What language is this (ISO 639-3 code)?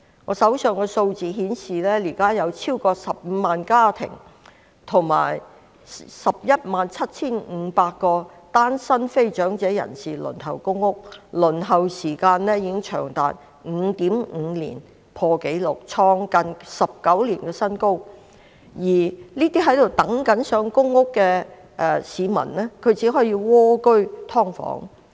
yue